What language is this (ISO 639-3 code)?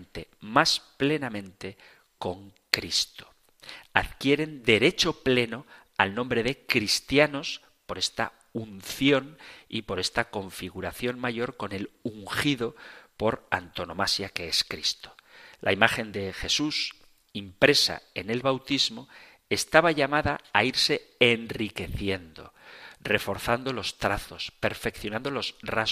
spa